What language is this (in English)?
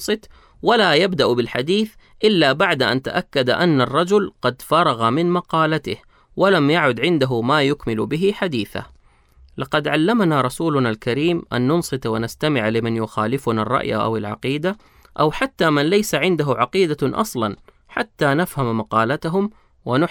Arabic